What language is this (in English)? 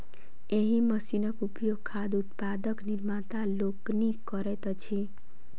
Maithili